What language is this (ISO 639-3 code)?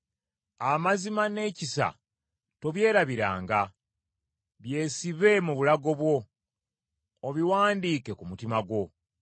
lug